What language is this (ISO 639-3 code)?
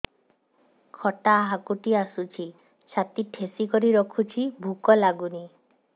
ori